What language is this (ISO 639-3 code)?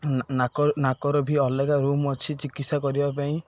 ori